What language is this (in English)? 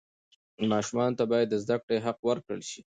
Pashto